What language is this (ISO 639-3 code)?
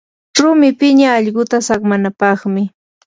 qur